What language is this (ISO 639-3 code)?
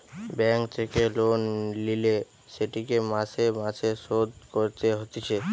ben